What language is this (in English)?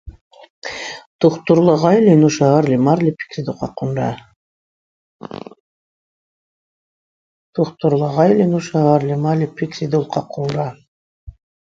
Dargwa